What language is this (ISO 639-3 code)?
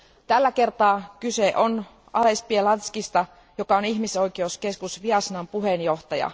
fin